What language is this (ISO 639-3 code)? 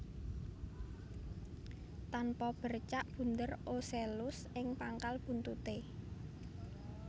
jav